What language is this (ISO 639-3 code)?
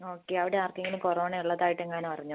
mal